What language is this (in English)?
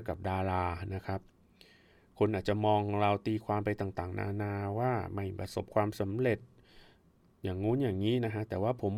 Thai